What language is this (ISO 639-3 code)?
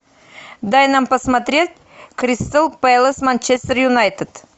rus